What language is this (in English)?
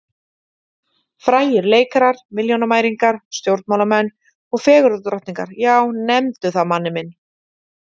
Icelandic